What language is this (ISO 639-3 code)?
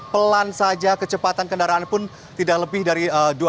ind